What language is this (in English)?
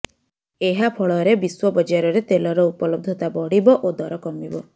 Odia